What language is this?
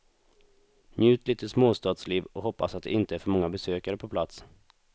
Swedish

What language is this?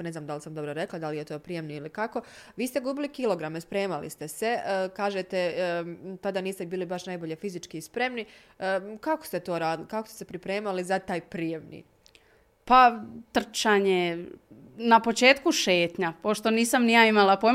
Croatian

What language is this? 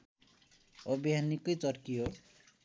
Nepali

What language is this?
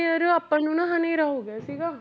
Punjabi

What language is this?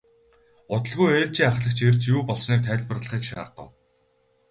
Mongolian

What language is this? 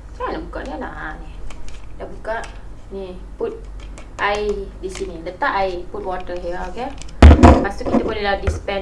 Malay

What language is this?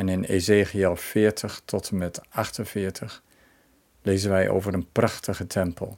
Dutch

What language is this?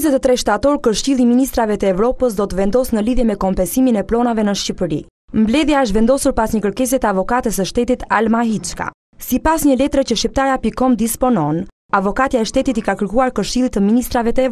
Romanian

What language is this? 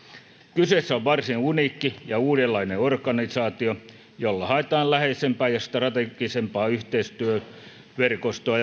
Finnish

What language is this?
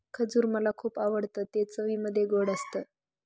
Marathi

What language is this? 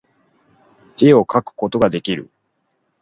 Japanese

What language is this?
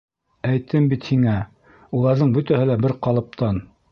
Bashkir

